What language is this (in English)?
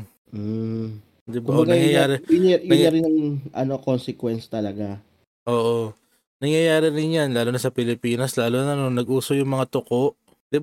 Filipino